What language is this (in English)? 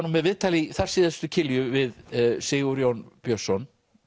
Icelandic